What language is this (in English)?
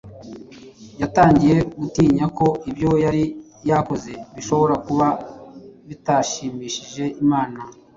Kinyarwanda